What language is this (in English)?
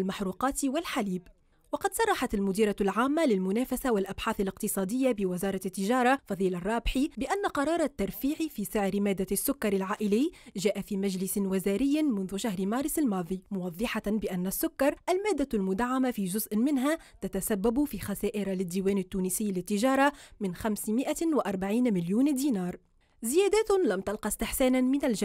Arabic